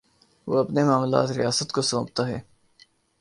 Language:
Urdu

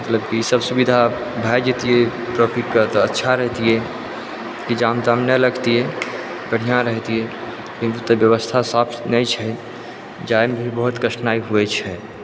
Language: Maithili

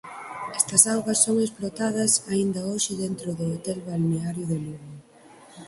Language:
Galician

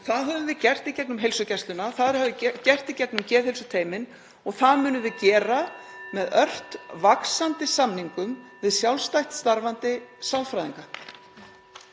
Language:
Icelandic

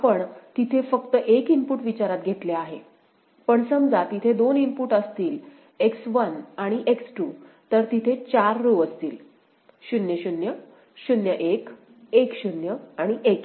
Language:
Marathi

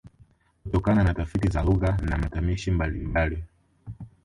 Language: Swahili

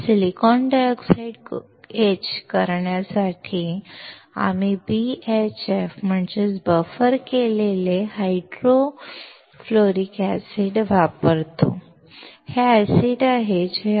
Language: Marathi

